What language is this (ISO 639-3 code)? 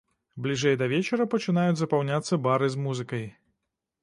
bel